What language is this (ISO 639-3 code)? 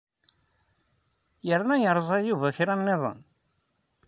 kab